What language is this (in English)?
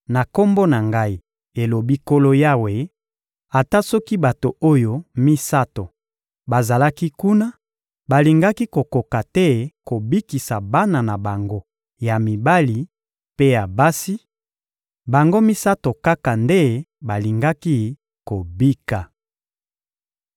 Lingala